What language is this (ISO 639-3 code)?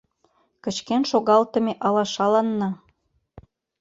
chm